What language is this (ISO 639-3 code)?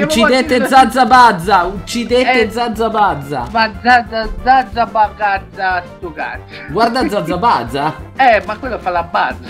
ita